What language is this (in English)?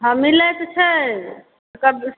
Maithili